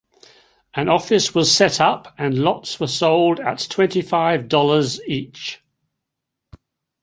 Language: English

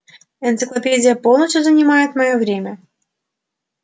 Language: Russian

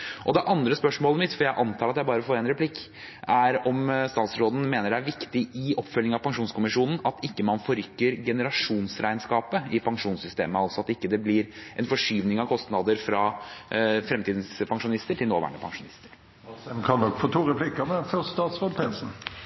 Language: Norwegian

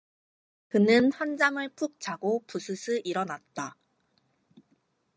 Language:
Korean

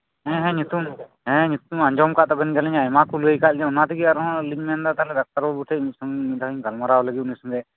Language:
Santali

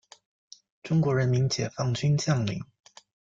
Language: Chinese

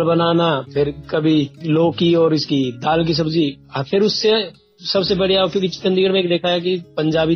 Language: Hindi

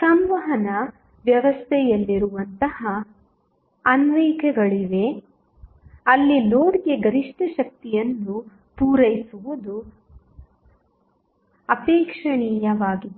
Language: Kannada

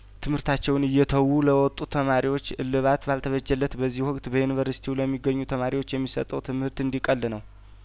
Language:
Amharic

